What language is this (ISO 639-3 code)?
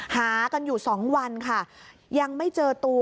tha